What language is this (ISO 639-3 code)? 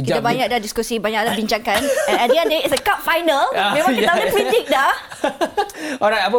msa